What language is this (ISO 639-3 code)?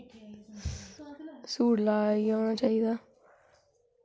doi